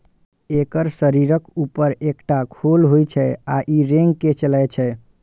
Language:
Maithili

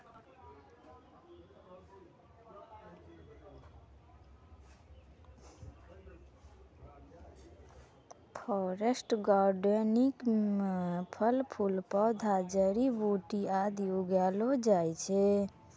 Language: Maithili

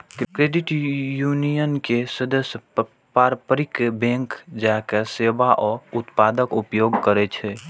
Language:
Maithili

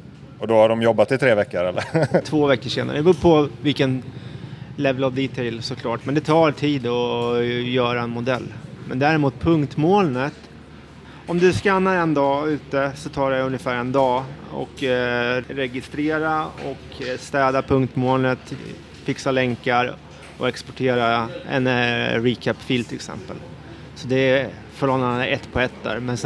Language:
Swedish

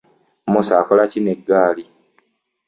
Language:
Ganda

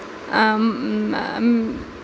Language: Kashmiri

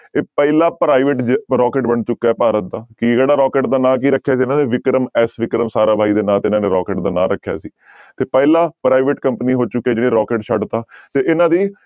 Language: Punjabi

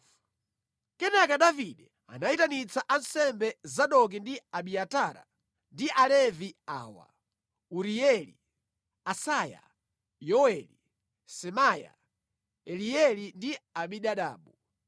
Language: Nyanja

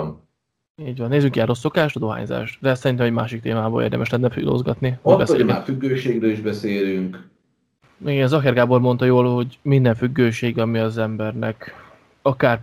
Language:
Hungarian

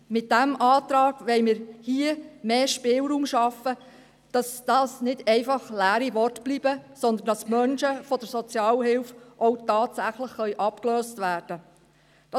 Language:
Swiss German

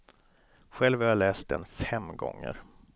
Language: Swedish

